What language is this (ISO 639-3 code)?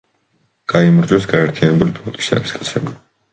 kat